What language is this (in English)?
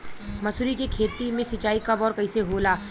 Bhojpuri